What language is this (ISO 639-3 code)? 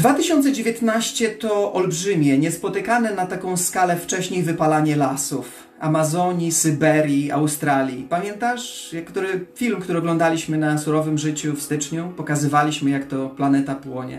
pol